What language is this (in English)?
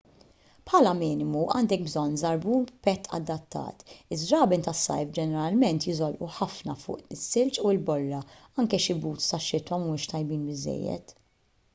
Maltese